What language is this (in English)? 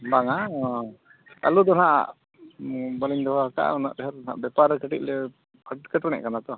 Santali